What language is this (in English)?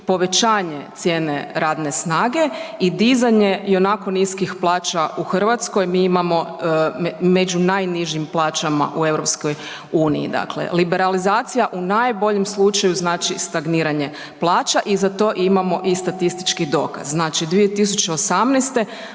Croatian